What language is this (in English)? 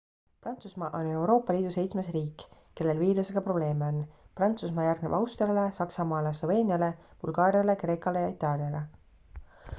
Estonian